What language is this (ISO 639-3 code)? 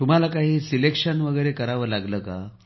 mar